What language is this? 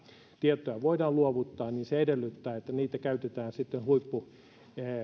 Finnish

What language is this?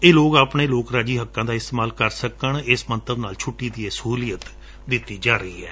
Punjabi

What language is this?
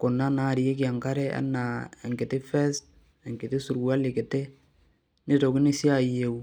Masai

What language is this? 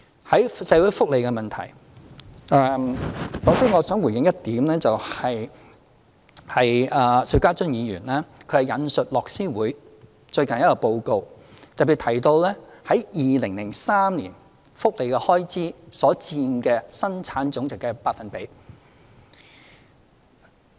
Cantonese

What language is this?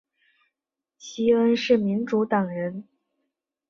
Chinese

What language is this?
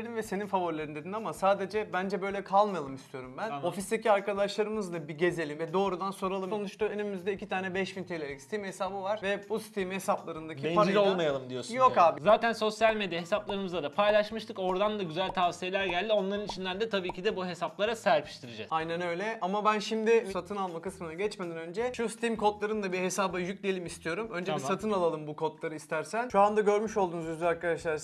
Turkish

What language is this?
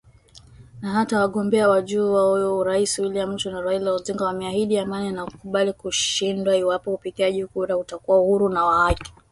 Swahili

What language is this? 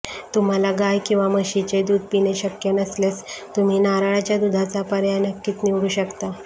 Marathi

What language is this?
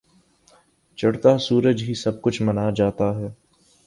Urdu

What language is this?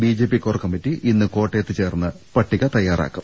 Malayalam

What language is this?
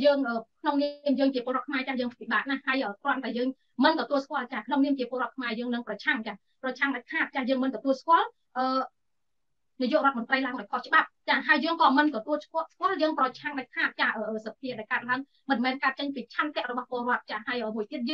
Thai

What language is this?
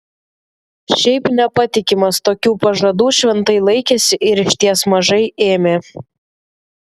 Lithuanian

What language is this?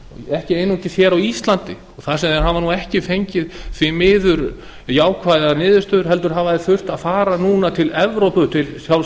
Icelandic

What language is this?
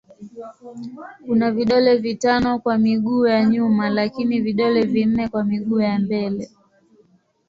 Swahili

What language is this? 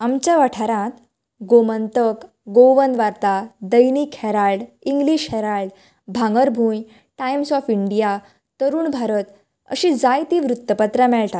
Konkani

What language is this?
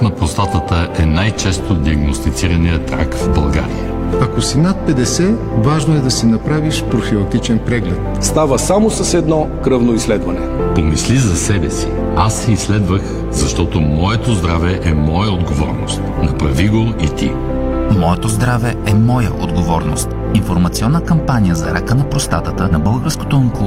Bulgarian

